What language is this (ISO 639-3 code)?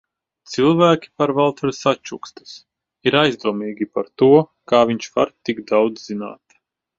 lav